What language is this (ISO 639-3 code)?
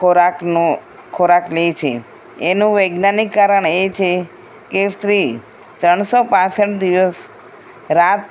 guj